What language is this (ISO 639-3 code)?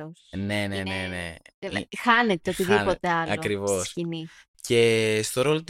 ell